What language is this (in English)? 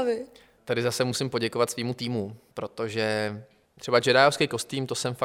Czech